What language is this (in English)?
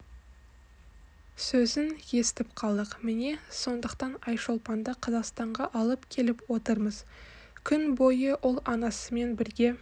Kazakh